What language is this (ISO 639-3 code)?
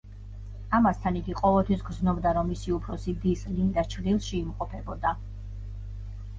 kat